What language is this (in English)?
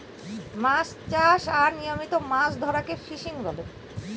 Bangla